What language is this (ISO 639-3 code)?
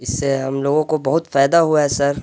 urd